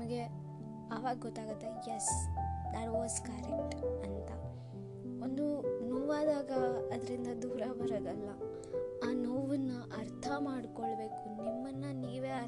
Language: Kannada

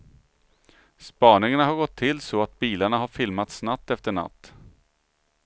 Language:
Swedish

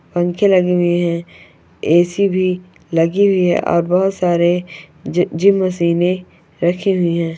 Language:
Magahi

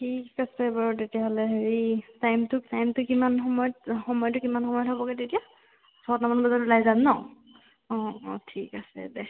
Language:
Assamese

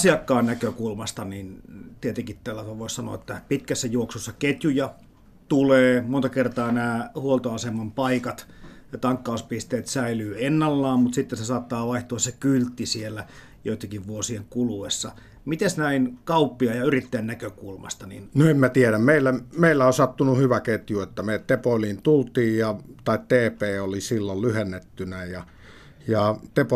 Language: Finnish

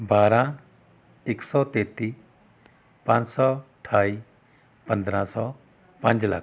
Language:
Punjabi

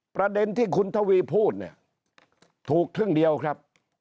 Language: Thai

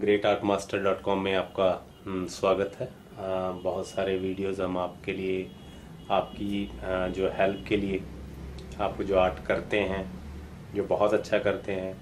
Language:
Hindi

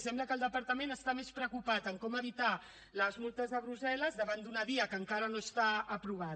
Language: Catalan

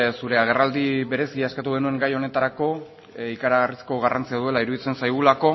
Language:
Basque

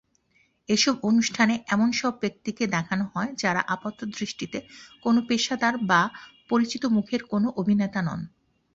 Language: Bangla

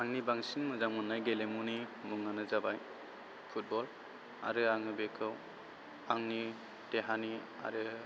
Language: Bodo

